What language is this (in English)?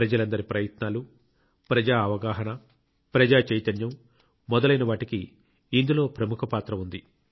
Telugu